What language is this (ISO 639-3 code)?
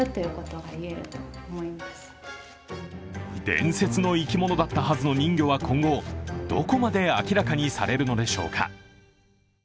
jpn